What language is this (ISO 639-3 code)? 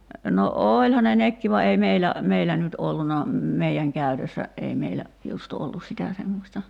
fin